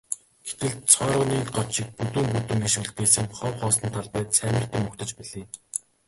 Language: Mongolian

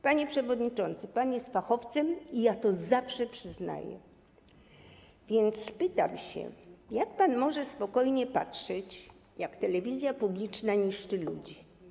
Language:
Polish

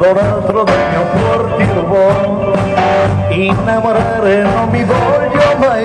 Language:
Arabic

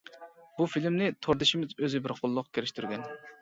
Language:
Uyghur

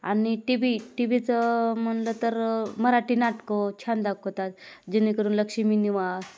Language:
Marathi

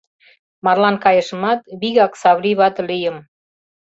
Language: Mari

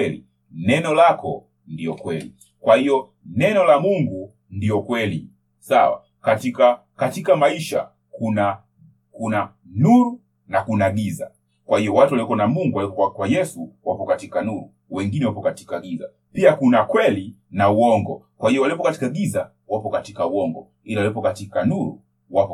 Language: Swahili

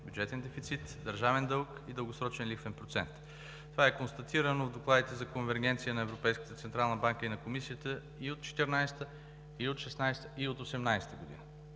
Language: Bulgarian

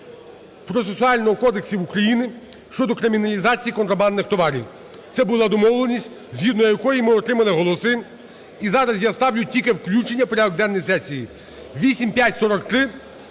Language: Ukrainian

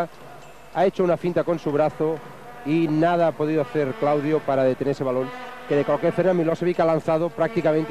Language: Spanish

